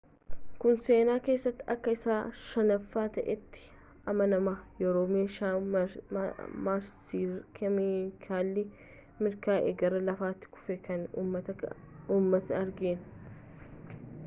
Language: Oromo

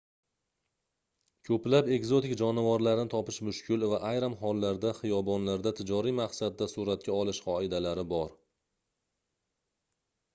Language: Uzbek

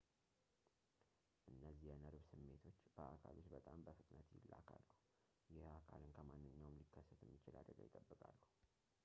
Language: Amharic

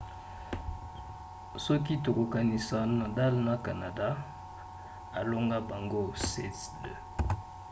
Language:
Lingala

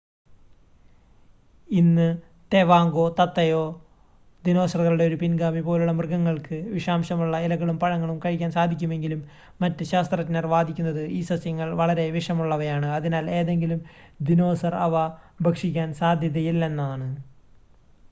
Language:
Malayalam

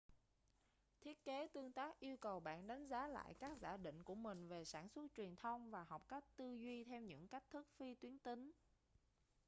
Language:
Vietnamese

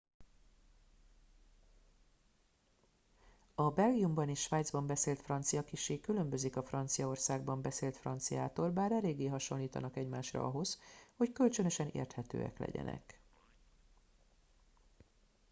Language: Hungarian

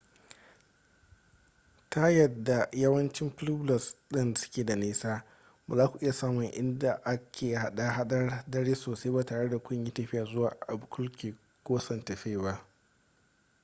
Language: Hausa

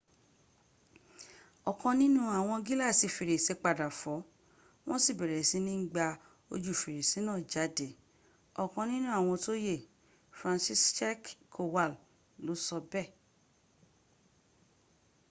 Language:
Yoruba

